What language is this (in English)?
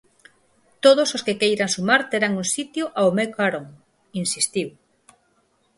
Galician